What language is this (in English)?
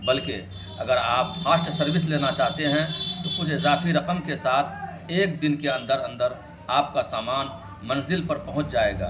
Urdu